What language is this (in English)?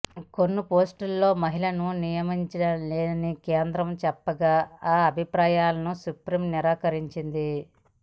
Telugu